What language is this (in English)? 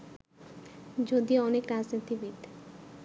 Bangla